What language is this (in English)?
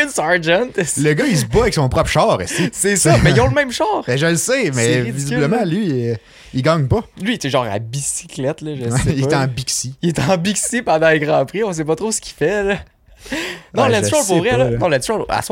French